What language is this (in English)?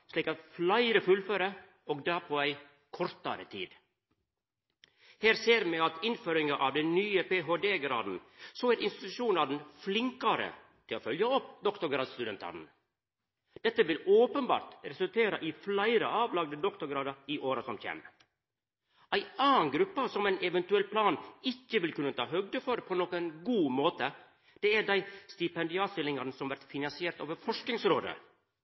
Norwegian Nynorsk